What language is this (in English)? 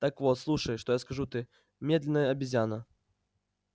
Russian